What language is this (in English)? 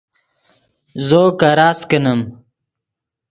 Yidgha